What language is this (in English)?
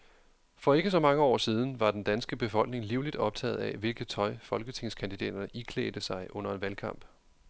Danish